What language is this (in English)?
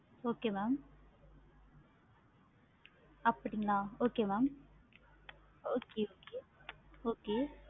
Tamil